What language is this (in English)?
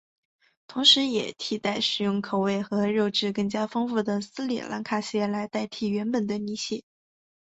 Chinese